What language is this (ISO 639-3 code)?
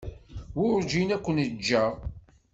kab